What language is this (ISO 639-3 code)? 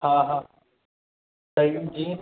snd